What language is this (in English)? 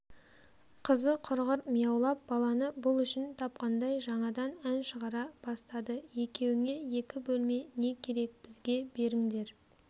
Kazakh